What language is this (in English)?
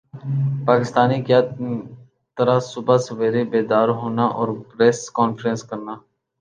Urdu